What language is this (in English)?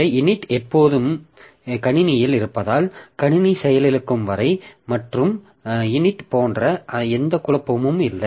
Tamil